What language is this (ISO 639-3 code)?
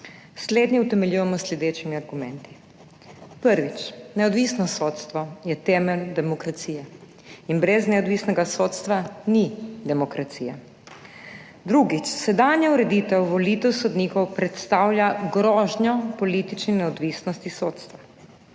slv